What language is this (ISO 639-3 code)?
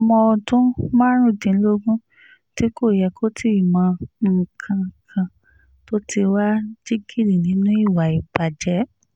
yor